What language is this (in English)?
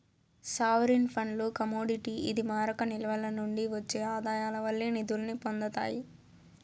Telugu